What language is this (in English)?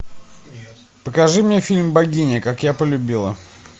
Russian